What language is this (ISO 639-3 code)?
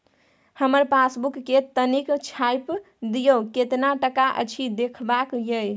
mai